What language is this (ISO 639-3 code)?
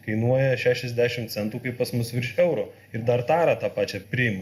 lit